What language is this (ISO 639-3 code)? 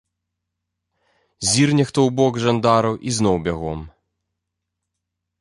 bel